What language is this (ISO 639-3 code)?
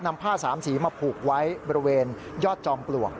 tha